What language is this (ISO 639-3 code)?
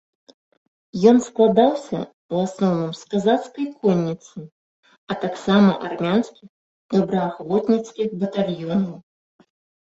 bel